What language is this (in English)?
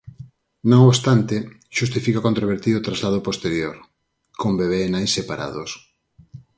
Galician